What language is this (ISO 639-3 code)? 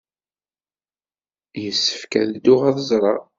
kab